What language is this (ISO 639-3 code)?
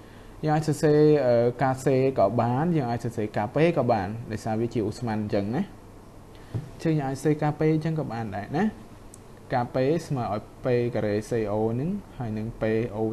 tha